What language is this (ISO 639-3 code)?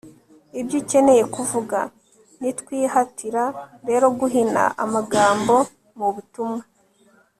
kin